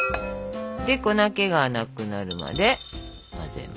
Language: Japanese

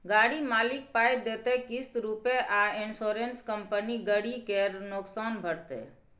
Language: Maithili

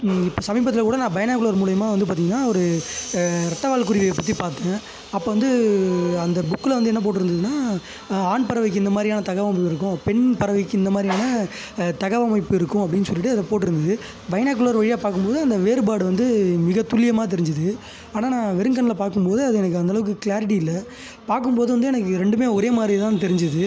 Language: Tamil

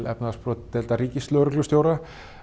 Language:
Icelandic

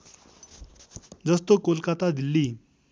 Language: Nepali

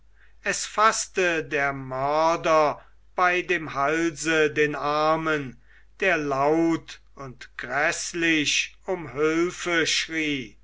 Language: German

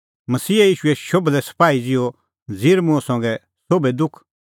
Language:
Kullu Pahari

